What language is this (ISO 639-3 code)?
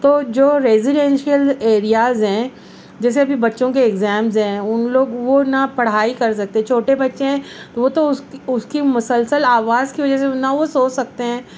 urd